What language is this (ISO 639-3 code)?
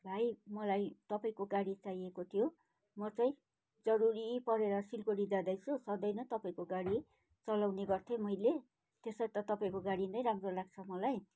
nep